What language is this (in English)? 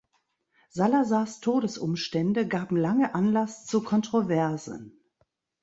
German